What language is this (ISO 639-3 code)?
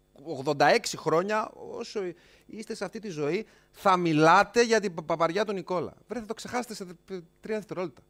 ell